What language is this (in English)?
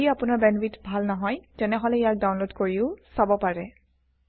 Assamese